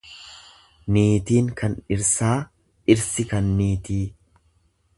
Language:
Oromo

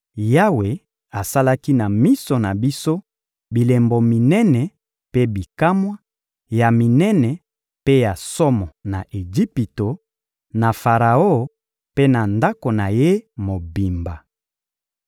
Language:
Lingala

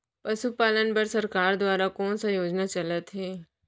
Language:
Chhattisgarhi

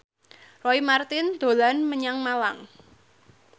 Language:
Javanese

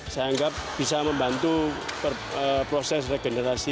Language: Indonesian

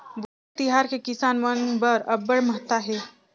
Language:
Chhattisgarhi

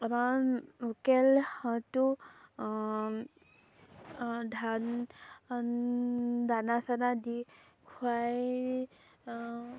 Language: Assamese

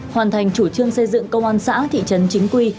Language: Vietnamese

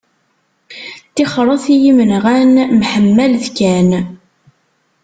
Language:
Kabyle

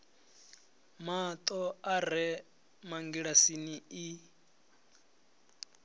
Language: Venda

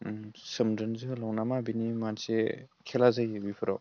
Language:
Bodo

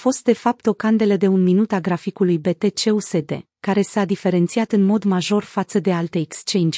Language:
Romanian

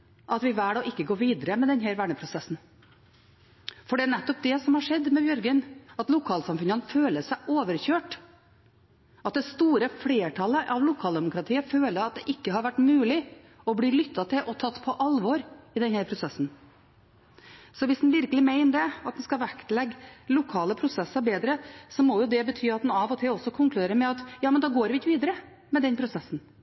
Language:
Norwegian Bokmål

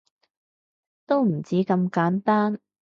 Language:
Cantonese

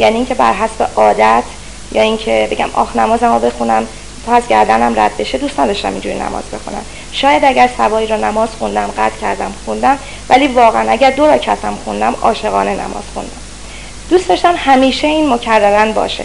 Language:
Persian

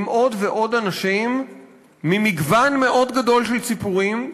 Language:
Hebrew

